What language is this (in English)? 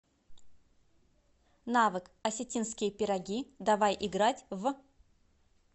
Russian